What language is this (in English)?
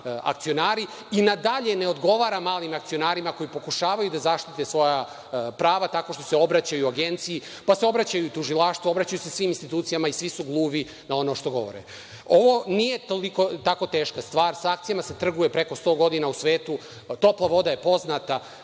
Serbian